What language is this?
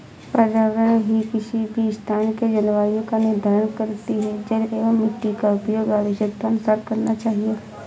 Hindi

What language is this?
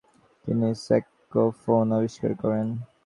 Bangla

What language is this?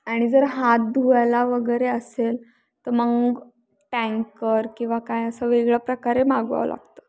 Marathi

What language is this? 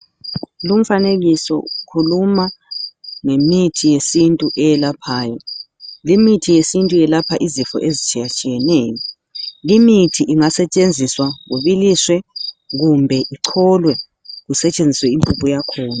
North Ndebele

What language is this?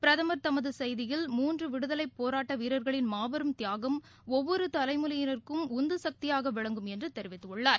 Tamil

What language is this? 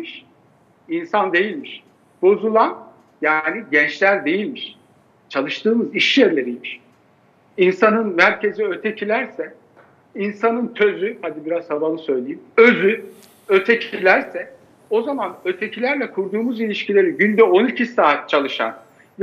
Turkish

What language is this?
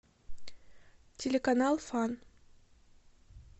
Russian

